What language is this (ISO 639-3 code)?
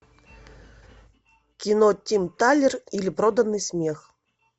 rus